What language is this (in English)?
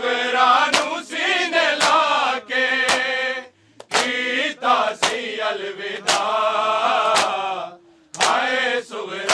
Urdu